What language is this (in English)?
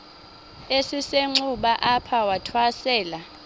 Xhosa